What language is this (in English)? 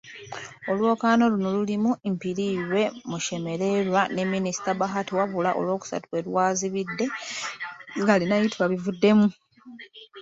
Ganda